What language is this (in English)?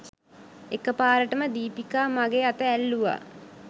Sinhala